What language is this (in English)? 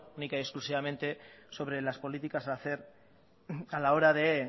Spanish